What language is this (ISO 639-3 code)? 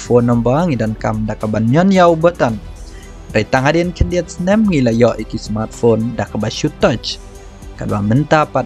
tha